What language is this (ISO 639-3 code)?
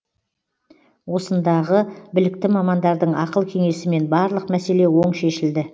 kaz